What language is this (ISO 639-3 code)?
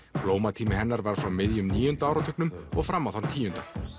isl